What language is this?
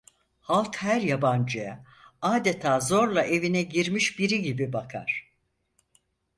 Turkish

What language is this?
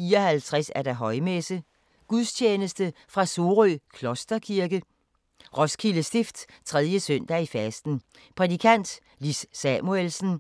Danish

